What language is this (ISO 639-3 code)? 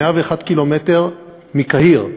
heb